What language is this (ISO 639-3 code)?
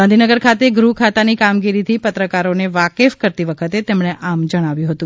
guj